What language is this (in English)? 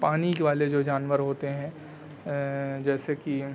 Urdu